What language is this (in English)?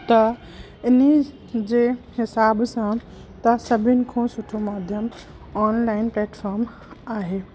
Sindhi